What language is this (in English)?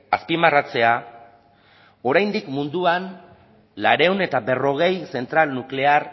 Basque